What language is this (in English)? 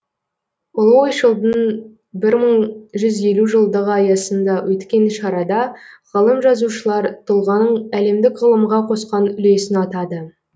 Kazakh